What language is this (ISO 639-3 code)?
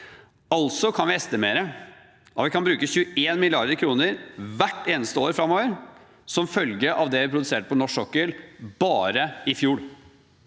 nor